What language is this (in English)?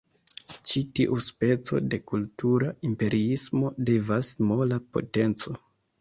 Esperanto